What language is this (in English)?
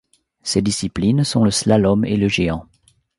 French